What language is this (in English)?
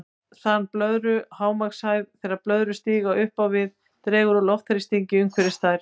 Icelandic